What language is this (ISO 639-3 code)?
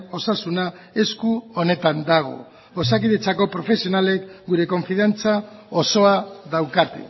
eus